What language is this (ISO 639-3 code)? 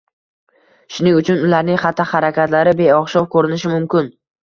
uzb